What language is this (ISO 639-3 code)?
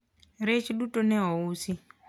luo